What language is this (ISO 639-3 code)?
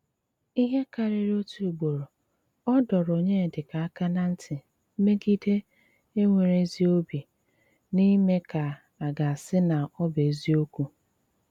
ibo